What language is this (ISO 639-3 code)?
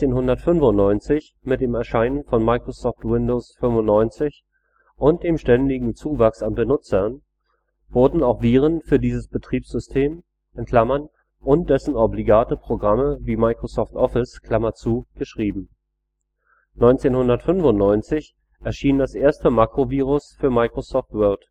deu